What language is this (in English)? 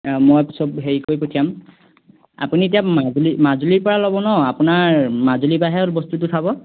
Assamese